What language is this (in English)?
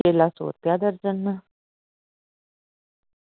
Dogri